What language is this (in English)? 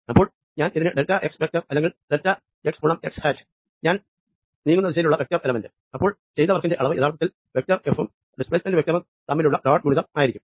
Malayalam